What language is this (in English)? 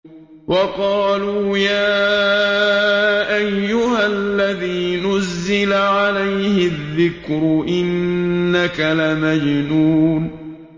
Arabic